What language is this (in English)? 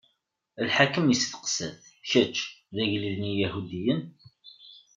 Kabyle